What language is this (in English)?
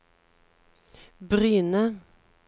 Norwegian